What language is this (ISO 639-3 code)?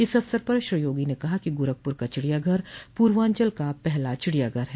hin